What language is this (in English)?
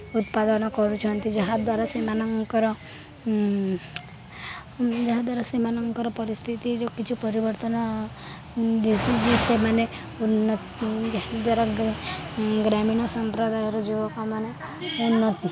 Odia